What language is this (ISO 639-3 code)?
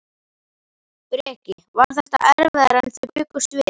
isl